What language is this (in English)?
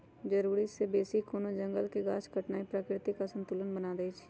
Magahi